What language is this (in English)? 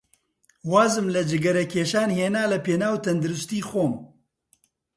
Central Kurdish